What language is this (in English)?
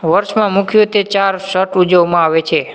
Gujarati